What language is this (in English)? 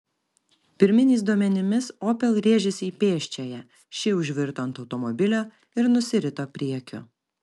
Lithuanian